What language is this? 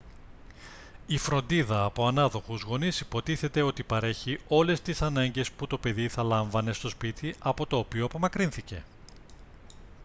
Greek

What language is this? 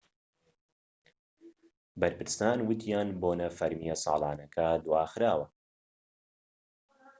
Central Kurdish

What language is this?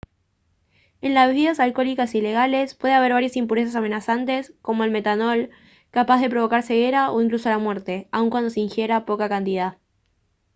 Spanish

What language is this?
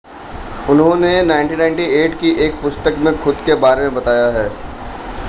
Hindi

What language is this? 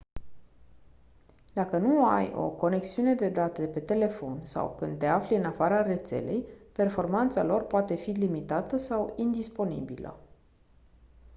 Romanian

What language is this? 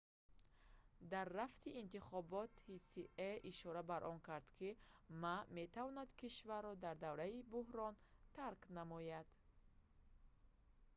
Tajik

